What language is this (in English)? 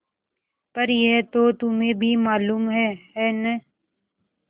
Hindi